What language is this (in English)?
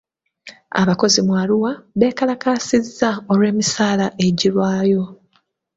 Ganda